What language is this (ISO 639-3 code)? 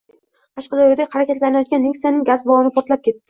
uzb